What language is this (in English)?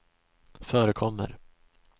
Swedish